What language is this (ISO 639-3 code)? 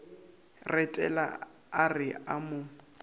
nso